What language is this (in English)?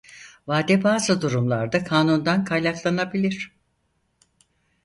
Turkish